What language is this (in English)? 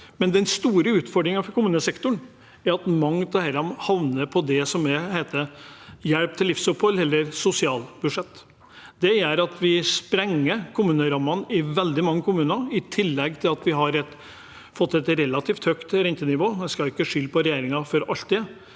Norwegian